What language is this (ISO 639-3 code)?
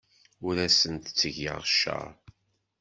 kab